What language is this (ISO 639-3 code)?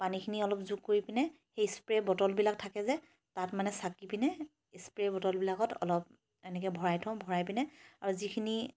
asm